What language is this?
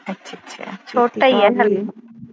Punjabi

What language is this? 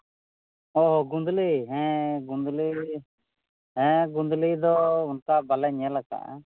Santali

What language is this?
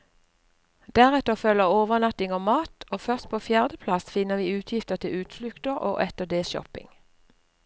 Norwegian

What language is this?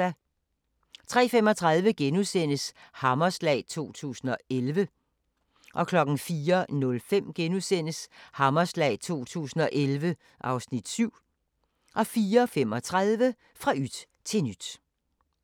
Danish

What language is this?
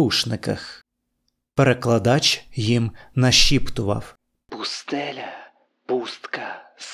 Ukrainian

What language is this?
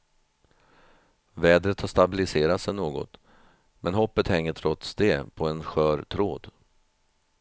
Swedish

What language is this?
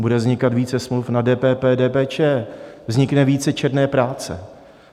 Czech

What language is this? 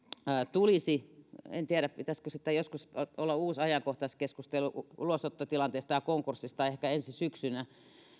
Finnish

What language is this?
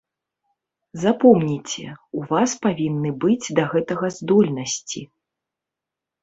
Belarusian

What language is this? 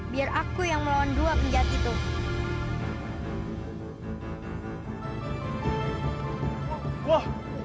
Indonesian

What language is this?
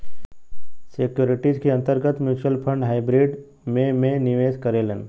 Bhojpuri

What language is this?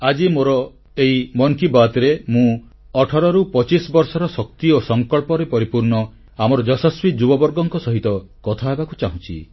Odia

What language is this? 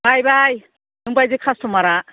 Bodo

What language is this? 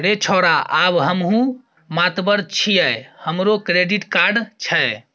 Maithili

